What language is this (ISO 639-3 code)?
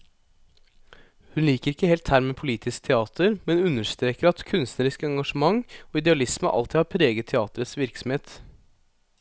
nor